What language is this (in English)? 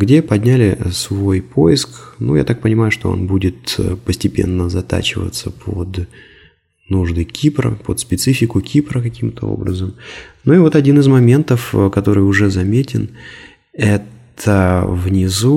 Russian